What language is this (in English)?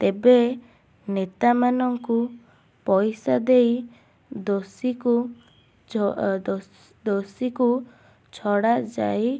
Odia